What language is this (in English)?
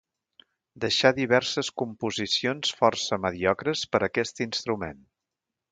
Catalan